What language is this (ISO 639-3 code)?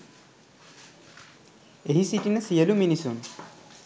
sin